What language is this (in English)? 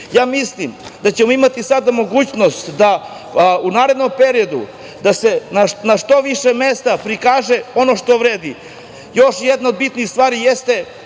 Serbian